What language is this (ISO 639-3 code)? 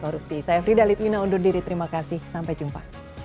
ind